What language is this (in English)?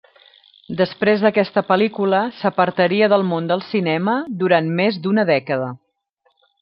Catalan